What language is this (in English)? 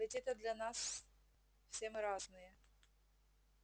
Russian